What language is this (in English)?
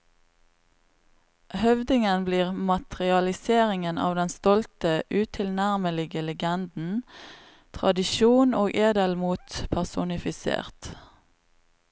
Norwegian